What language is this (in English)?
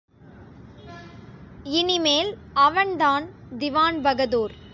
Tamil